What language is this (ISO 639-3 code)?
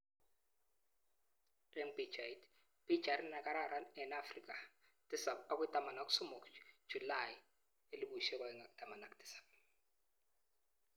kln